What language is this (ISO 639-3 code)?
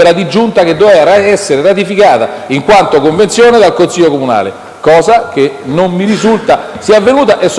ita